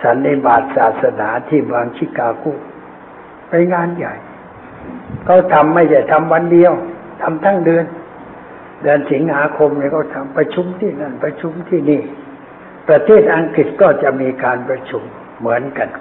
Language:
Thai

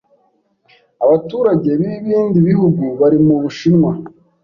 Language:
Kinyarwanda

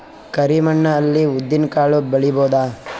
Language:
Kannada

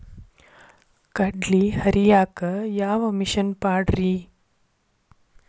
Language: Kannada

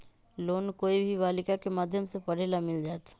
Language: Magahi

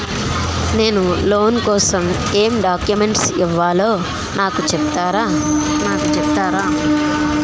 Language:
Telugu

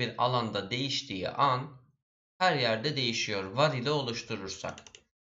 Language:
Turkish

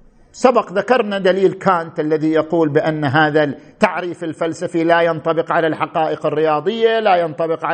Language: Arabic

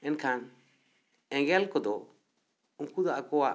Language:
Santali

